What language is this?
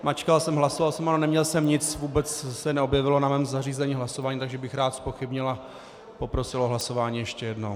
Czech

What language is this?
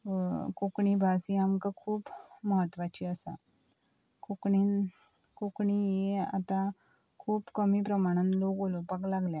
Konkani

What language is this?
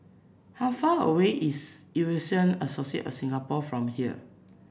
English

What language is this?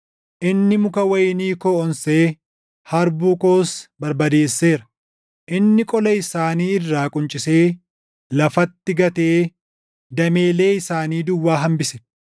Oromo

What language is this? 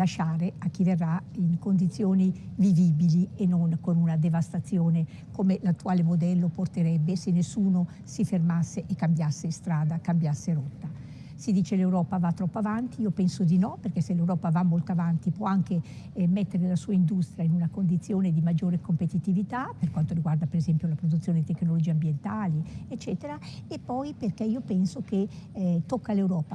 Italian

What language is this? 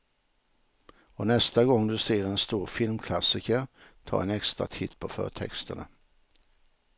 Swedish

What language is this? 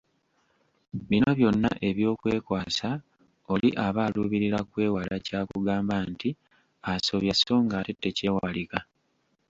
Ganda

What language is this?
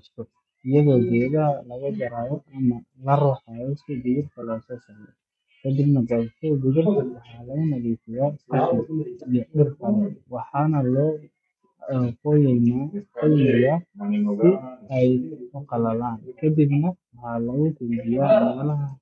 Somali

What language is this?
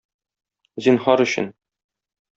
Tatar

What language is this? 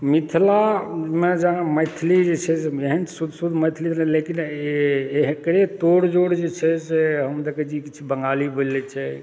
Maithili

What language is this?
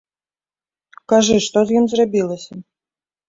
Belarusian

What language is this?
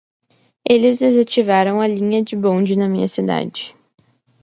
Portuguese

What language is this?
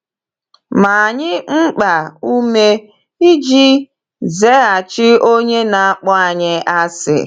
Igbo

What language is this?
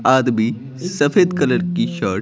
Hindi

